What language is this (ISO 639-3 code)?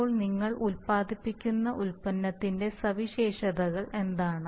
mal